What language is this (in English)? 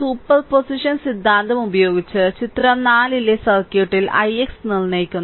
Malayalam